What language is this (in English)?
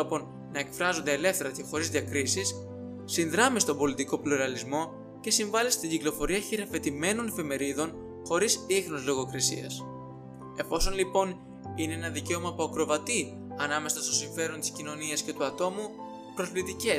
Greek